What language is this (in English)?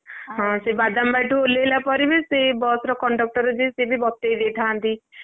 Odia